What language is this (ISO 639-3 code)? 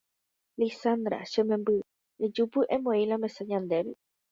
grn